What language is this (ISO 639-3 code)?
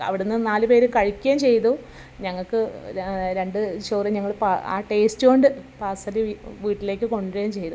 mal